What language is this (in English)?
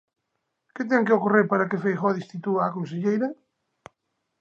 Galician